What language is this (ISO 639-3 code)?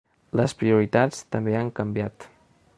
cat